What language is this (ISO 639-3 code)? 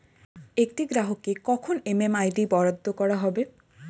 ben